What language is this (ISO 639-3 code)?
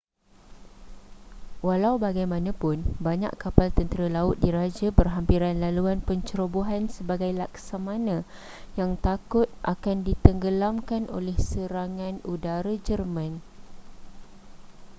msa